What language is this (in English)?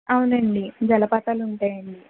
Telugu